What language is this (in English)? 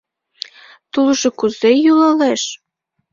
Mari